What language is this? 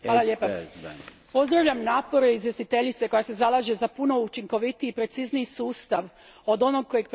Croatian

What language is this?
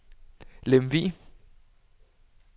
Danish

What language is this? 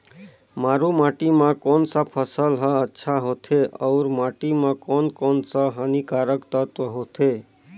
Chhattisgarhi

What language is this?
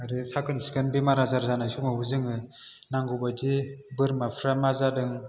Bodo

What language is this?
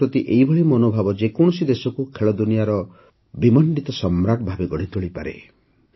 Odia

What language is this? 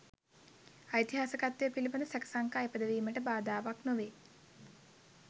Sinhala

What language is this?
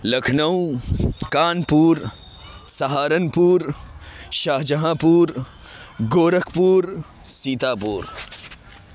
Urdu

